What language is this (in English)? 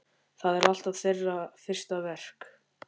Icelandic